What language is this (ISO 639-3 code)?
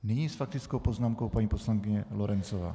ces